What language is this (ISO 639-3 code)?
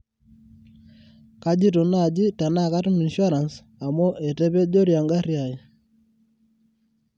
mas